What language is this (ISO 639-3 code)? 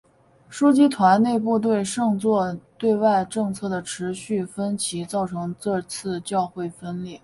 zho